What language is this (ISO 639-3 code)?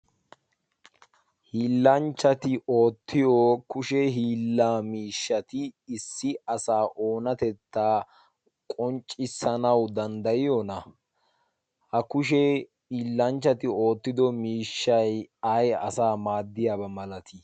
wal